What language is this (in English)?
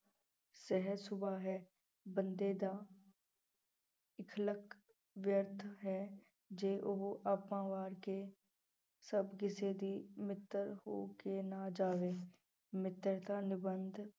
Punjabi